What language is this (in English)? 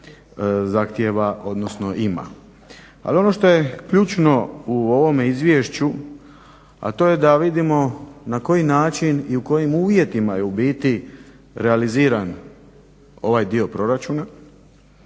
Croatian